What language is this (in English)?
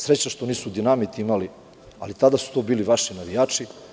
Serbian